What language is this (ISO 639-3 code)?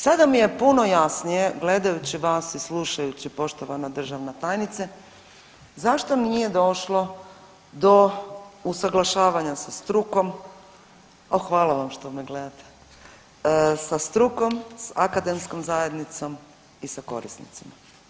hrv